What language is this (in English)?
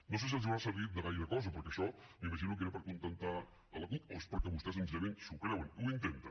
Catalan